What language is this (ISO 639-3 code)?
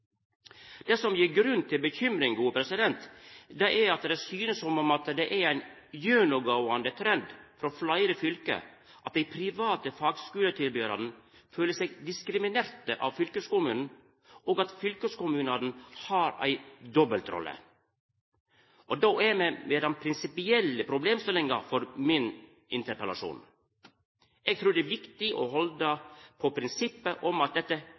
nno